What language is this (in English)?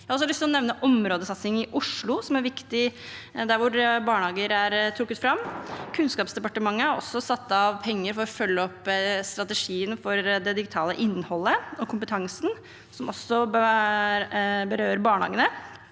Norwegian